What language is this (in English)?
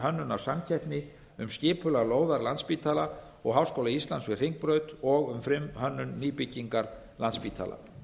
Icelandic